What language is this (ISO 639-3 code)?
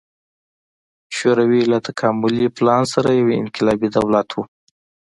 pus